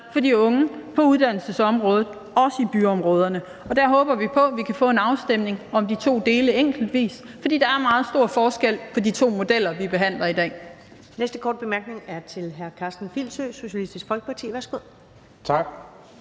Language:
Danish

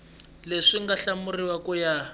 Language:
Tsonga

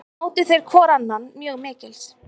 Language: Icelandic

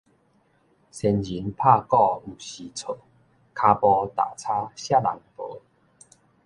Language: Min Nan Chinese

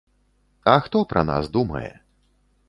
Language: Belarusian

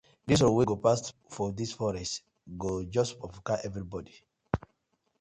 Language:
Nigerian Pidgin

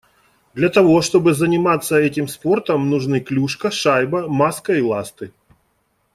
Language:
Russian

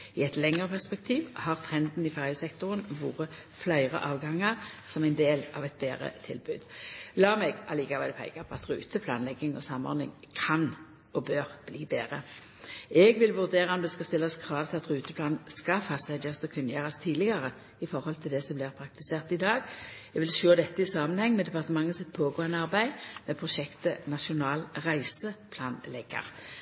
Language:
Norwegian Nynorsk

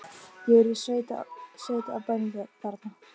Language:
Icelandic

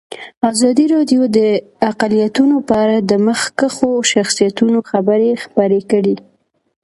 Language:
Pashto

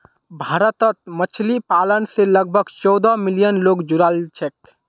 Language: Magahi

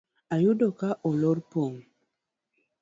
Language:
Luo (Kenya and Tanzania)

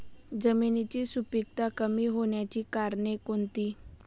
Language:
Marathi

